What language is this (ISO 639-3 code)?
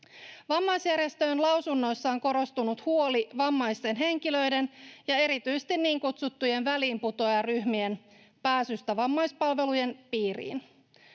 fin